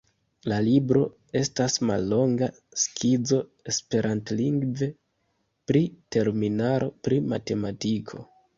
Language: Esperanto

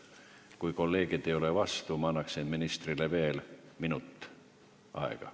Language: Estonian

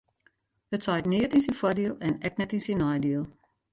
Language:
Western Frisian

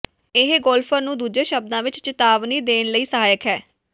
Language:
Punjabi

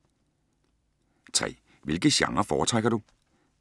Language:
Danish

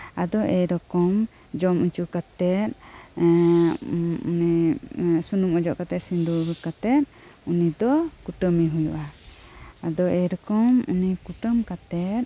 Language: Santali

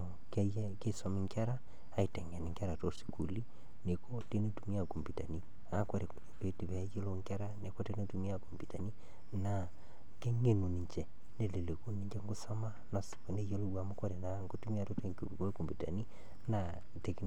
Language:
Masai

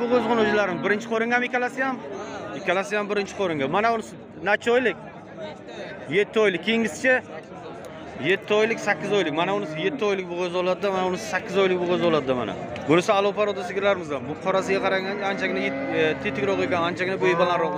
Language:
Turkish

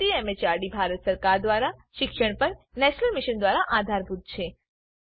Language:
Gujarati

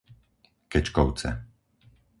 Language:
Slovak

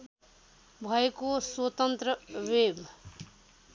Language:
Nepali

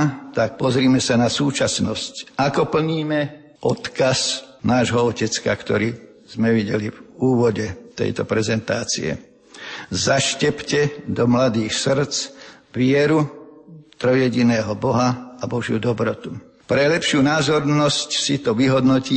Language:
Slovak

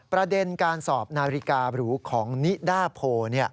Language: Thai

